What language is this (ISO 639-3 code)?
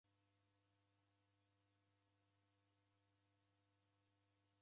dav